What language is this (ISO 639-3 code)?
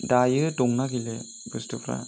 brx